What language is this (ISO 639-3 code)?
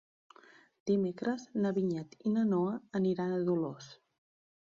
cat